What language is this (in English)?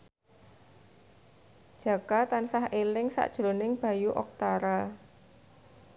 Javanese